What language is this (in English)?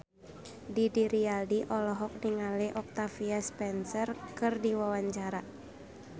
Sundanese